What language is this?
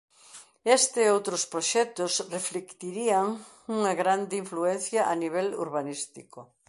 Galician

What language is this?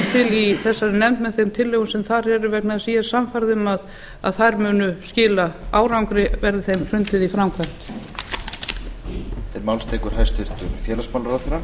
Icelandic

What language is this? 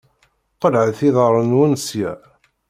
Kabyle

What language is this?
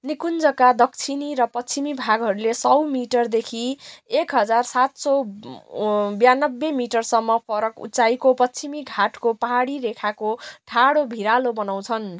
Nepali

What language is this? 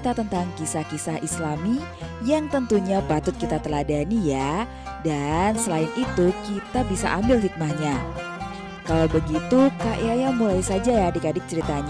Indonesian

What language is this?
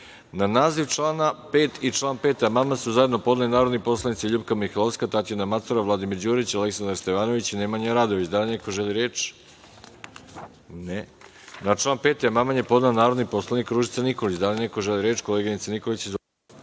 Serbian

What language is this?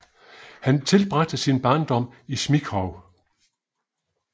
Danish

